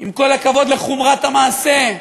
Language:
Hebrew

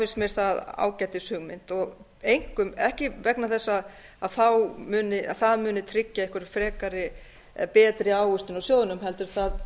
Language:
Icelandic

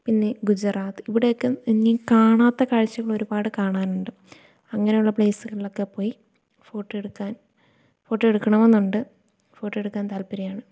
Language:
Malayalam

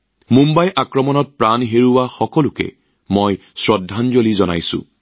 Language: Assamese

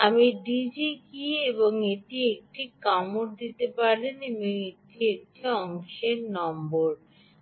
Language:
Bangla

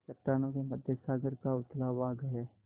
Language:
Hindi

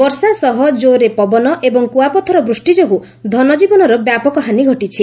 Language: Odia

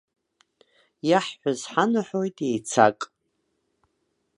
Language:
Abkhazian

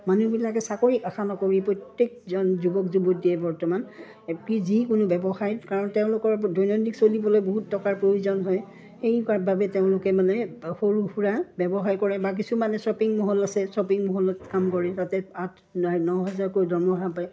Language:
Assamese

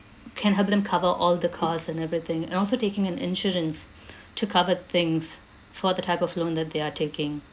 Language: English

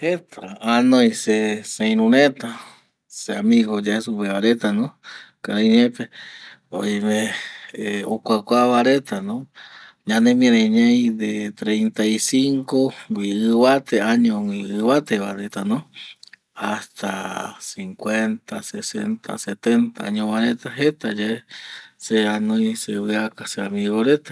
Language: Eastern Bolivian Guaraní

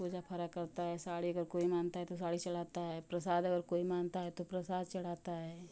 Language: Hindi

